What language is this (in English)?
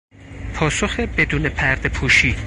Persian